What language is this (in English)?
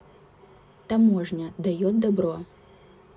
Russian